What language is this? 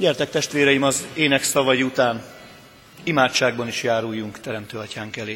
Hungarian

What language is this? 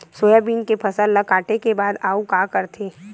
Chhattisgarhi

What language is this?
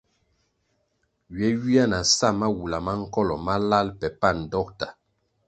Kwasio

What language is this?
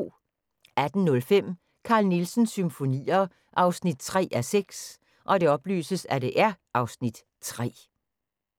Danish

